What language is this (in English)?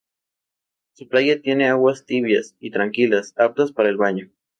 Spanish